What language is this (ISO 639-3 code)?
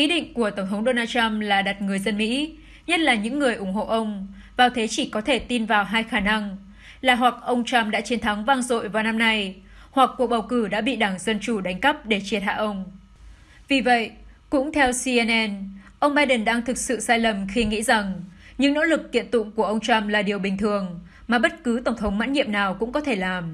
vie